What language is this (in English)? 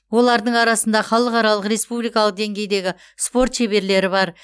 Kazakh